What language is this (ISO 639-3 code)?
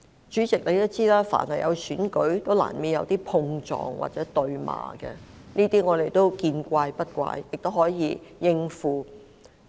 yue